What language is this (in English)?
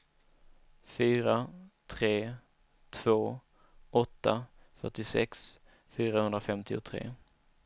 Swedish